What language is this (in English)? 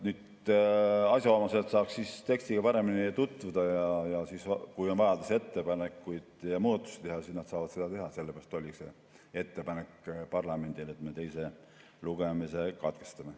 Estonian